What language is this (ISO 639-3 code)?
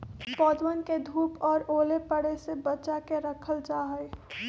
mag